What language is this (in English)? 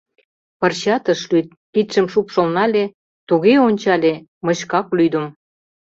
Mari